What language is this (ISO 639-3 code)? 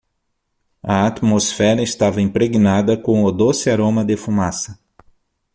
por